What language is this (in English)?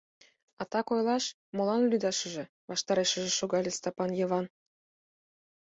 Mari